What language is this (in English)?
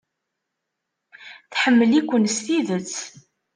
Kabyle